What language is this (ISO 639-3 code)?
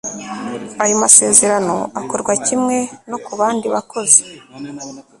kin